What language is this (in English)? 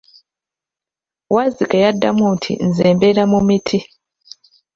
Ganda